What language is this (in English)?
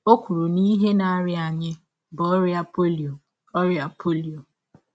Igbo